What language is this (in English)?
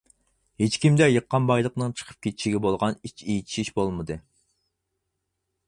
Uyghur